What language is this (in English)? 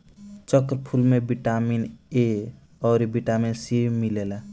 Bhojpuri